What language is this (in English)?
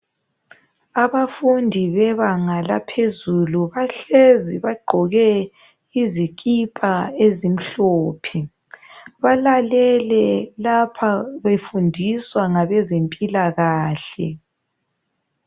North Ndebele